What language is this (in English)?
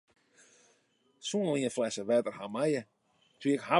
Western Frisian